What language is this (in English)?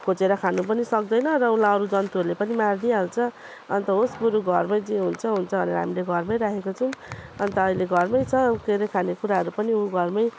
Nepali